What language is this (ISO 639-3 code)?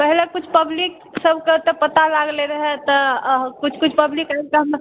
mai